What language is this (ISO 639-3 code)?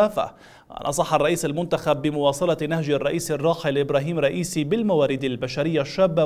ara